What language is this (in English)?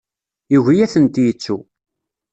Kabyle